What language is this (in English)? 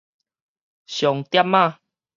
Min Nan Chinese